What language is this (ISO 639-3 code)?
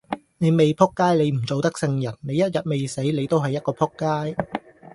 yue